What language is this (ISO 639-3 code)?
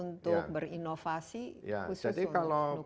ind